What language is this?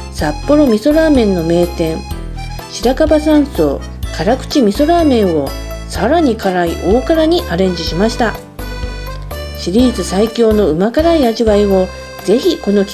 Japanese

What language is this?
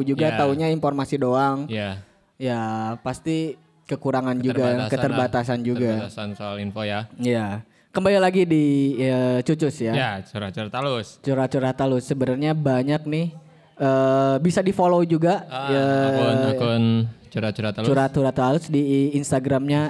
Indonesian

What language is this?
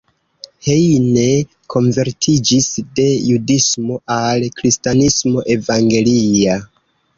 Esperanto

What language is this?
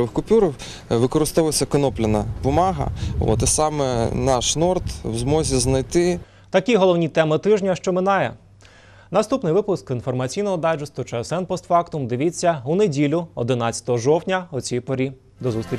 Ukrainian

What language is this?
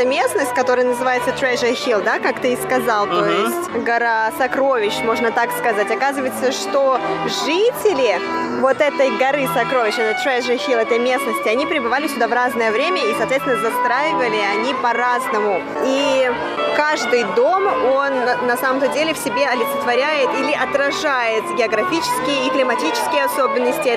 Russian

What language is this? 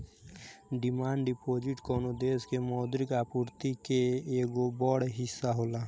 Bhojpuri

